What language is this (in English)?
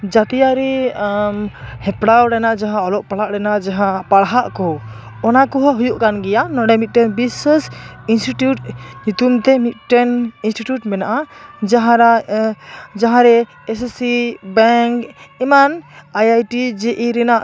Santali